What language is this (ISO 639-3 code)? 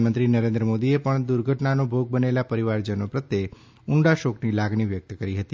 guj